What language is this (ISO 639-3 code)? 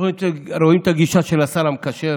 heb